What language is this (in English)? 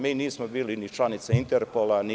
Serbian